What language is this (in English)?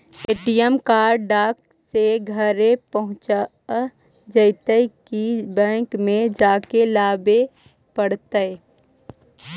Magahi